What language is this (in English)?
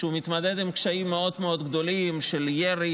Hebrew